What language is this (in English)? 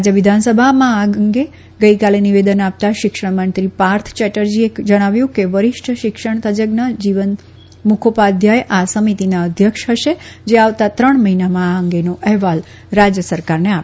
Gujarati